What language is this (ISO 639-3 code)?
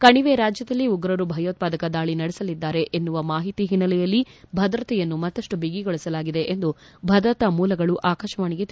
kan